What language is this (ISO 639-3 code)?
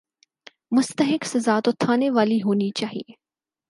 urd